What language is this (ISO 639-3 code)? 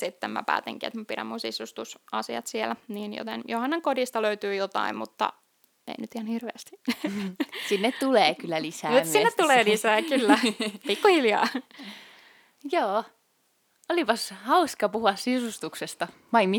fin